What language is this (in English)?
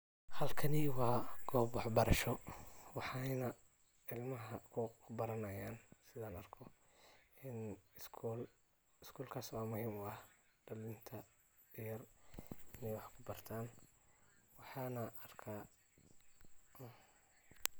Somali